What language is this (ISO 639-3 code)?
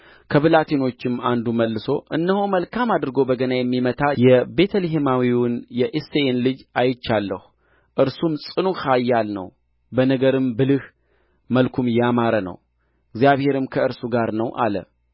amh